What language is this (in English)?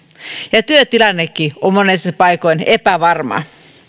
Finnish